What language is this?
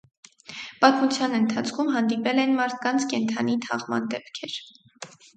Armenian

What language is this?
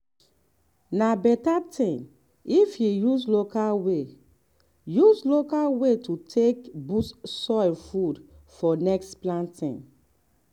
Nigerian Pidgin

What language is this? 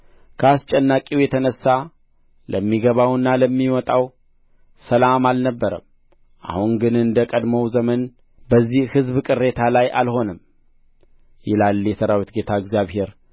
Amharic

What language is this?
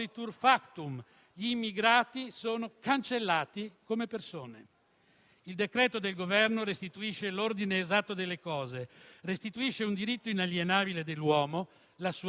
Italian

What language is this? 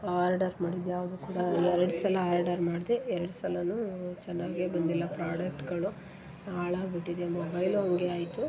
Kannada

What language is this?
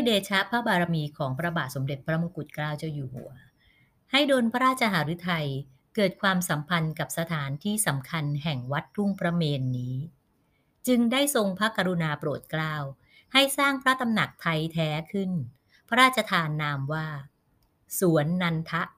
Thai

